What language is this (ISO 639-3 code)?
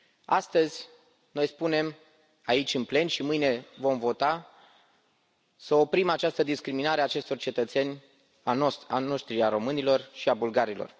ron